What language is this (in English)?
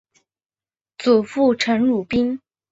Chinese